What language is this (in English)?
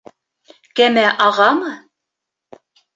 Bashkir